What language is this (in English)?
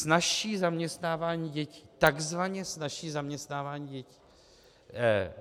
Czech